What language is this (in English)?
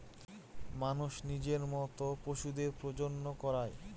Bangla